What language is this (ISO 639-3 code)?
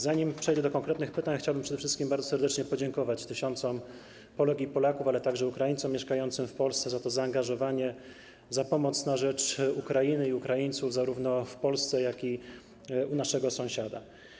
pol